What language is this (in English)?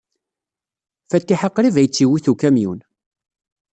Kabyle